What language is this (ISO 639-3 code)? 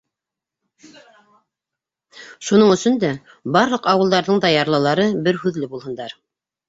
bak